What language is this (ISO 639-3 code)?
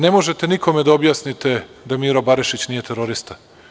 srp